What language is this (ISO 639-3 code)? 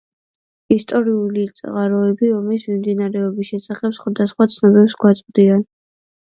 kat